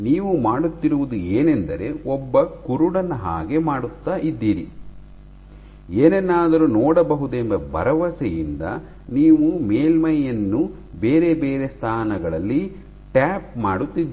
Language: Kannada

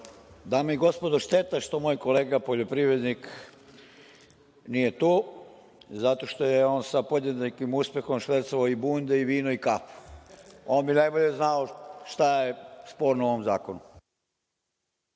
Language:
Serbian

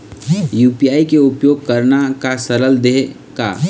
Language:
Chhattisgarhi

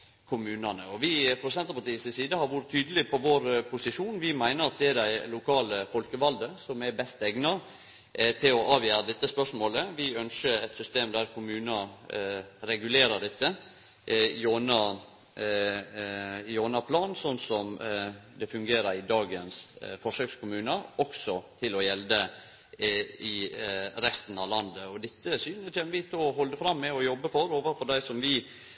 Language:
Norwegian Nynorsk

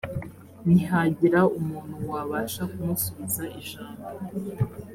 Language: Kinyarwanda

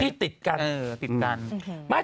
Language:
Thai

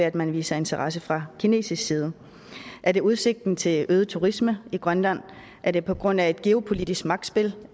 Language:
Danish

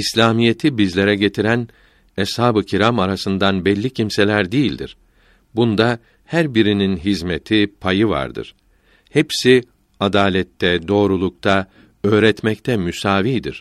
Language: Turkish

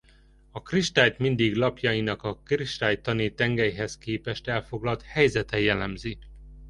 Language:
Hungarian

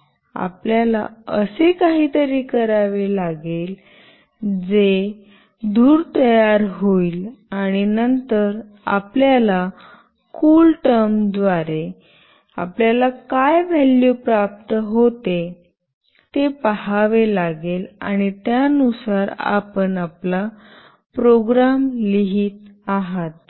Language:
Marathi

